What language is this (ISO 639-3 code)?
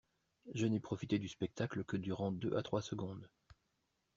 fra